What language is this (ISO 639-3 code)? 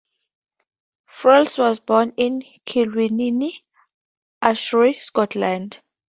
eng